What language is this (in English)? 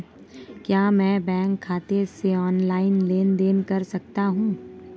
Hindi